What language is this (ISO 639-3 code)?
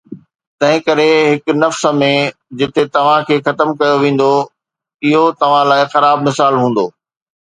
snd